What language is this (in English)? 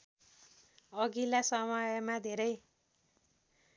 Nepali